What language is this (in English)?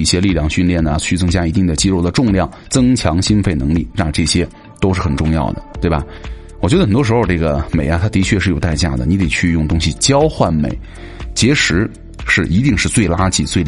Chinese